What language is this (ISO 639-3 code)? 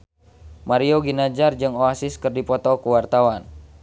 sun